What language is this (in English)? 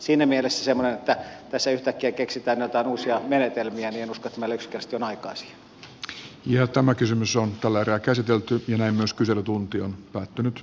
Finnish